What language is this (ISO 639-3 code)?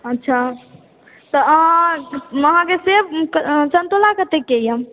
mai